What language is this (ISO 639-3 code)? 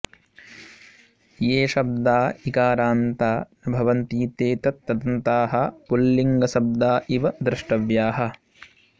san